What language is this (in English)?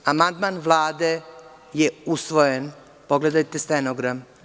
Serbian